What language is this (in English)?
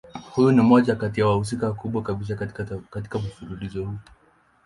Swahili